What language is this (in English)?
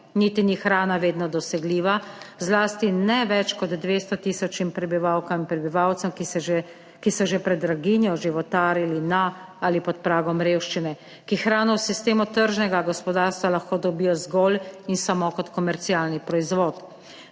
Slovenian